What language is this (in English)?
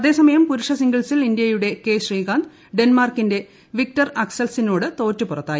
Malayalam